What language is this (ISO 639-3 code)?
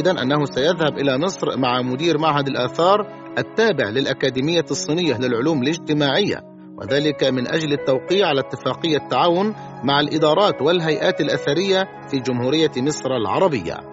ara